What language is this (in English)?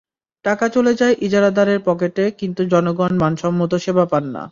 Bangla